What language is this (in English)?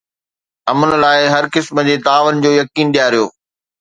Sindhi